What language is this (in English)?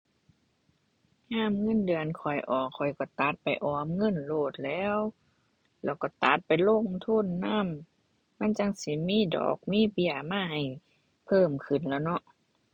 Thai